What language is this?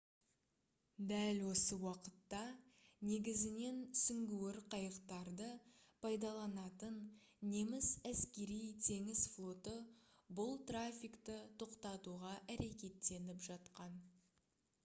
Kazakh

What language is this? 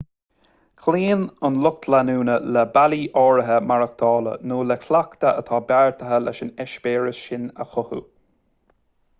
Irish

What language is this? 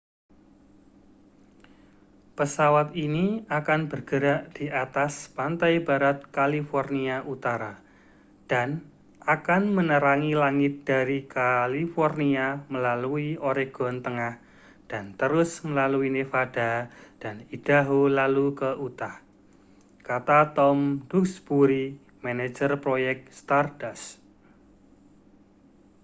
Indonesian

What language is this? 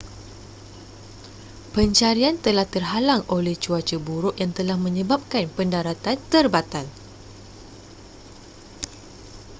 Malay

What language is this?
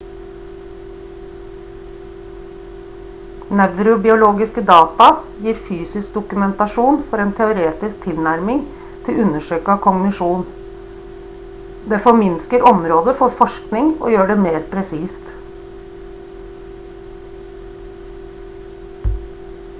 Norwegian Bokmål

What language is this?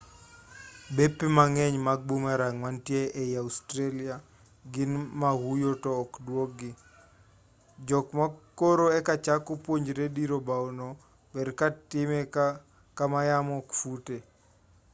Luo (Kenya and Tanzania)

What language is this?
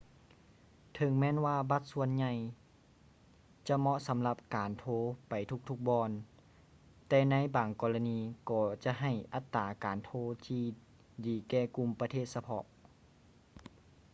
Lao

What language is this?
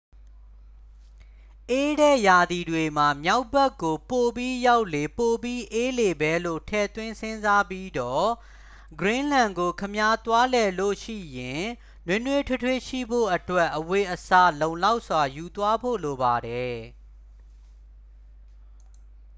Burmese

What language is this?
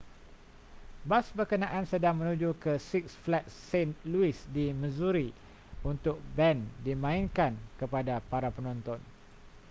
Malay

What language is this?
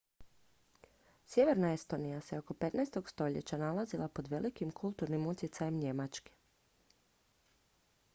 Croatian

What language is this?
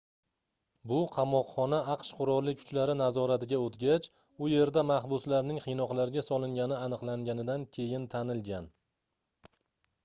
Uzbek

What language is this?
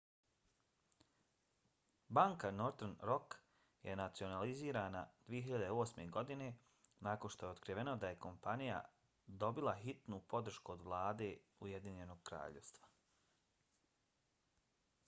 Bosnian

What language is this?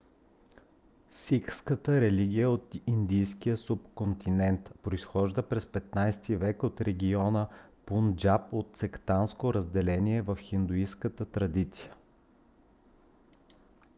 Bulgarian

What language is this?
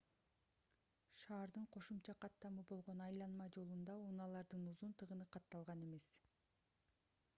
Kyrgyz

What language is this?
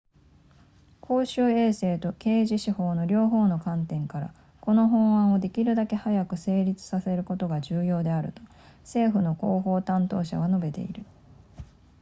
Japanese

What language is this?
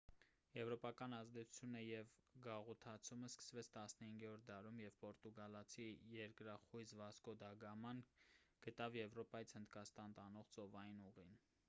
Armenian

